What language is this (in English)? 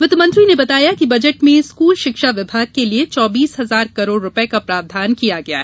Hindi